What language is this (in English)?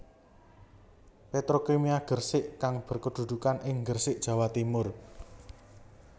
Javanese